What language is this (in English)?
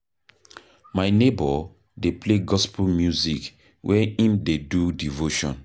Nigerian Pidgin